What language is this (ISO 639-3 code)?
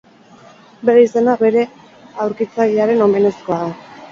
eus